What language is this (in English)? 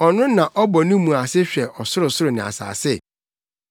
Akan